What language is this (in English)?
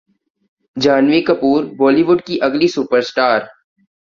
Urdu